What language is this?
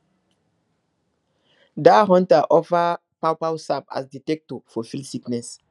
Nigerian Pidgin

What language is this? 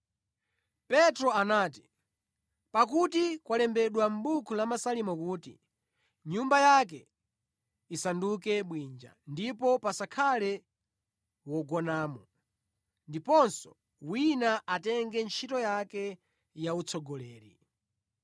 Nyanja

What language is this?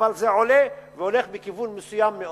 Hebrew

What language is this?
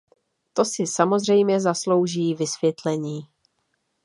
Czech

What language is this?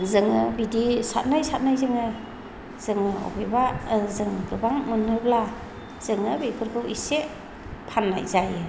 Bodo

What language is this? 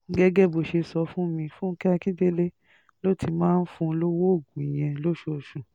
Yoruba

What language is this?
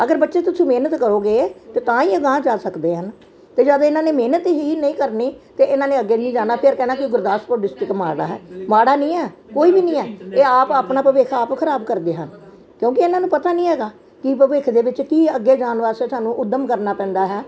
Punjabi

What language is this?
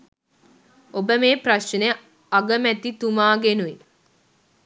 Sinhala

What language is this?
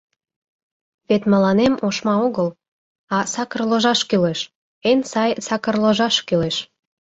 Mari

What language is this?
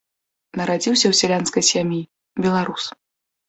Belarusian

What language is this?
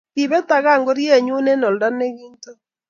Kalenjin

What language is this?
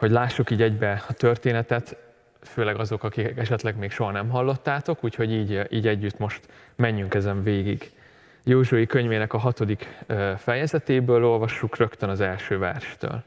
Hungarian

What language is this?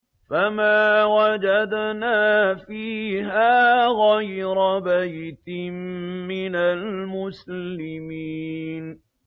Arabic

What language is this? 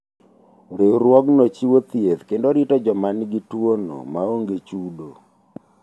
Luo (Kenya and Tanzania)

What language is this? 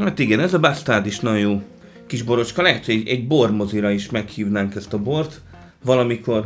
Hungarian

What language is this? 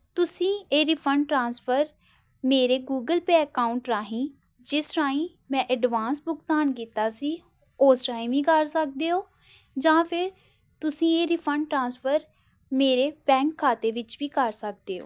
Punjabi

